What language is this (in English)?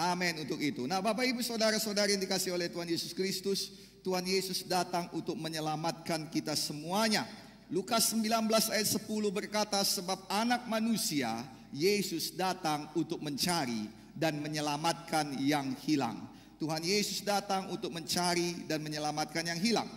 Indonesian